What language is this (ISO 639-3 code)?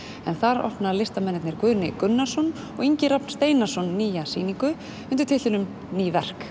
isl